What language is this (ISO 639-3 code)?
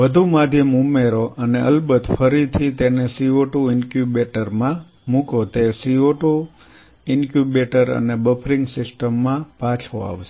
guj